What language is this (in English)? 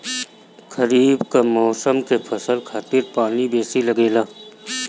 Bhojpuri